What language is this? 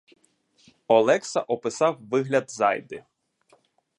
Ukrainian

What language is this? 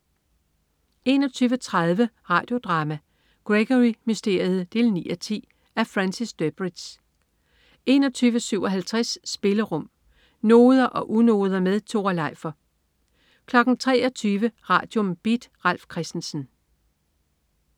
Danish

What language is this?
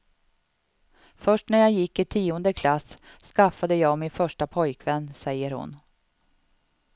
Swedish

